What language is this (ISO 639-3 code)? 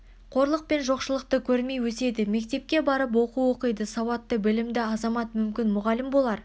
kaz